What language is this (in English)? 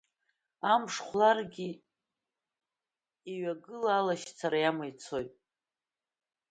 Abkhazian